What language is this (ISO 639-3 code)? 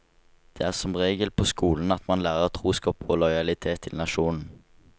nor